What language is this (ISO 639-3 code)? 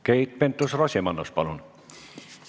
est